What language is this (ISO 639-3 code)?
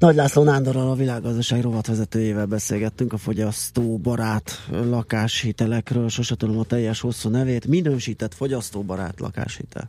hun